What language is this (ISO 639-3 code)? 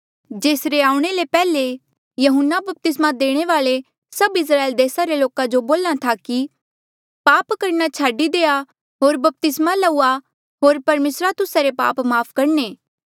mjl